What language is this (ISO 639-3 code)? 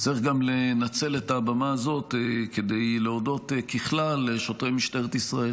heb